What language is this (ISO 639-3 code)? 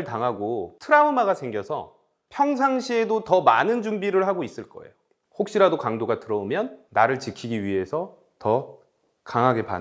kor